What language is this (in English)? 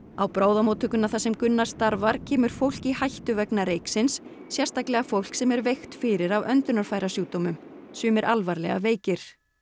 Icelandic